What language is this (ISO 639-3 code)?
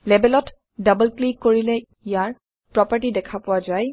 asm